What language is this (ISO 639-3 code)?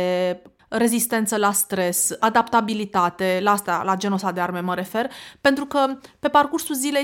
ron